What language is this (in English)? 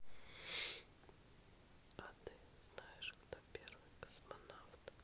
Russian